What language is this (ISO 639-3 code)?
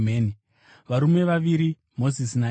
sna